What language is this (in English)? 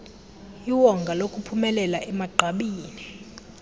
Xhosa